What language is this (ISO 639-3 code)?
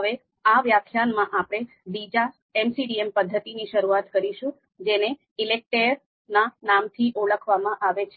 guj